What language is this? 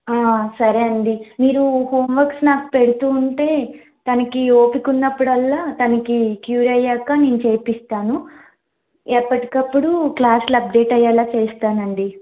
Telugu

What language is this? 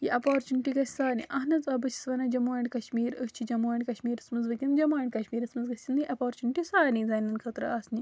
Kashmiri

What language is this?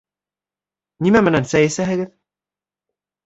Bashkir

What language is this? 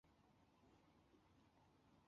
Chinese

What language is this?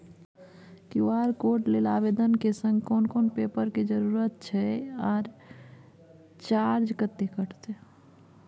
Maithili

